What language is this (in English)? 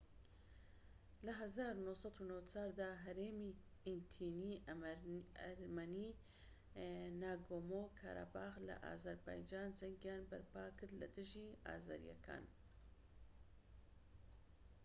Central Kurdish